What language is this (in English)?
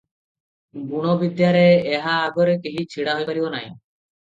Odia